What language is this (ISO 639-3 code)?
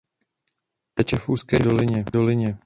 ces